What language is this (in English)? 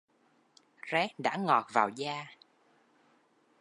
Vietnamese